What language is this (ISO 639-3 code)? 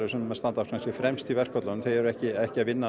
isl